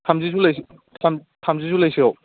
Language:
Bodo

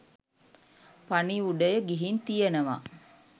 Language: Sinhala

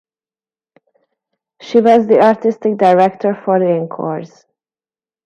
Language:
English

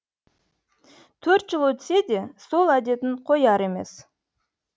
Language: Kazakh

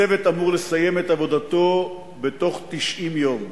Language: Hebrew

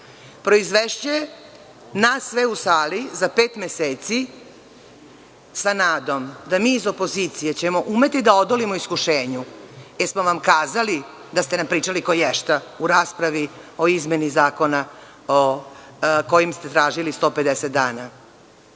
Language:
Serbian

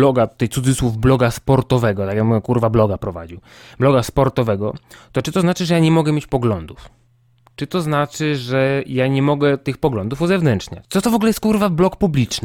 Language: Polish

